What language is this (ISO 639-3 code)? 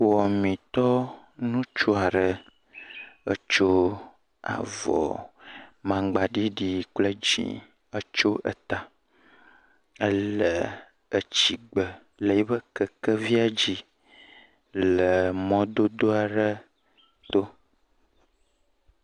ewe